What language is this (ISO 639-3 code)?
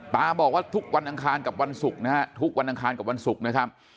tha